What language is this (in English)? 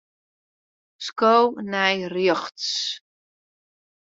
Western Frisian